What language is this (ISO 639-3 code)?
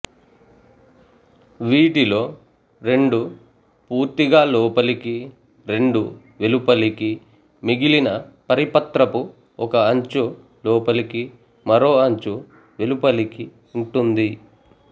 tel